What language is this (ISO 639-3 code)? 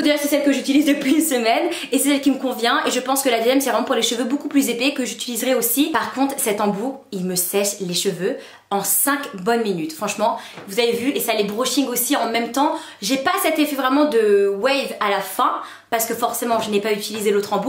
fra